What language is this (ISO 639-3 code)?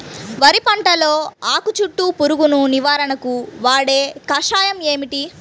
tel